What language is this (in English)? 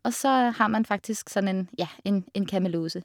Norwegian